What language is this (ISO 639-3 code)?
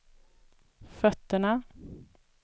swe